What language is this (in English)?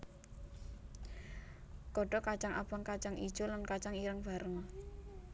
Javanese